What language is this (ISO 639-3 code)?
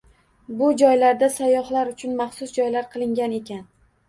uzb